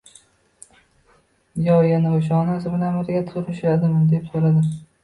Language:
Uzbek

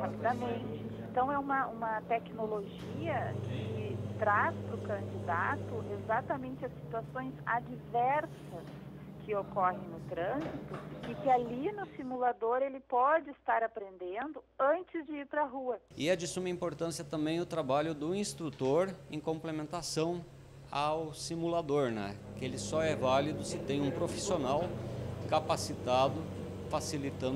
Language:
Portuguese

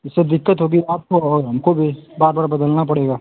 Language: Hindi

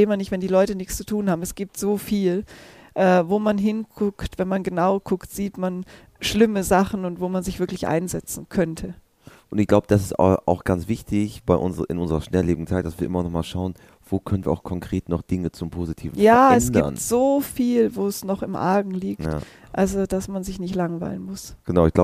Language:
German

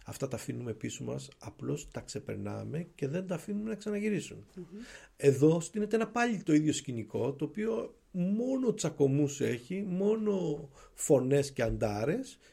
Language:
Greek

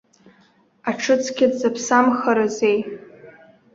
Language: Abkhazian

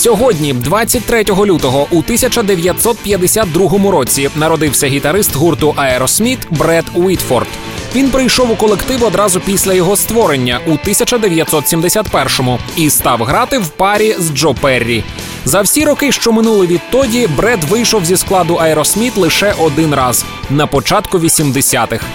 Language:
Ukrainian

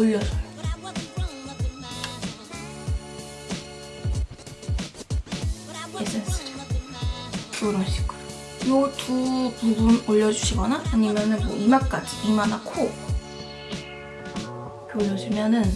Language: Korean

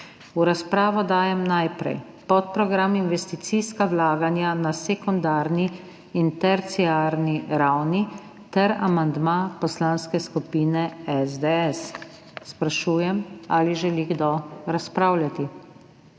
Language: Slovenian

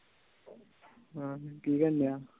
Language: Punjabi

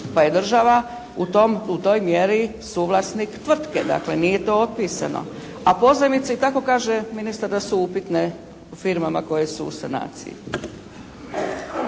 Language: Croatian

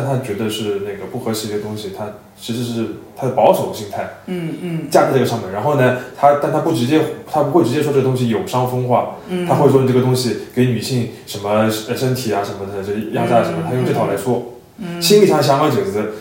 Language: Chinese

